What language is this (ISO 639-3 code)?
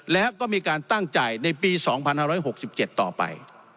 tha